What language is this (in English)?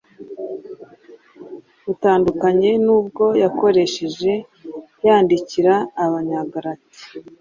Kinyarwanda